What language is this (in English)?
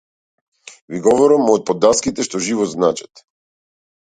Macedonian